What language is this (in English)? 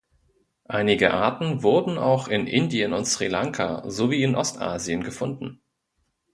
German